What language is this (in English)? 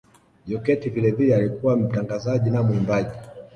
Swahili